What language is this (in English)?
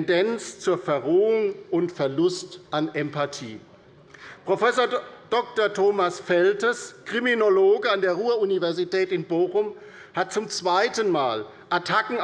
German